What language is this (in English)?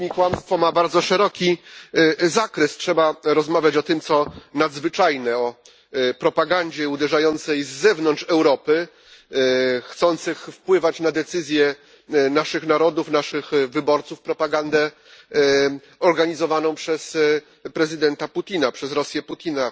Polish